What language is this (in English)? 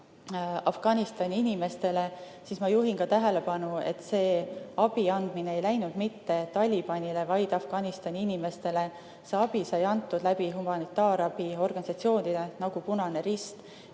Estonian